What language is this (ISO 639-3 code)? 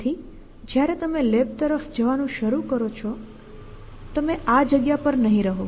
guj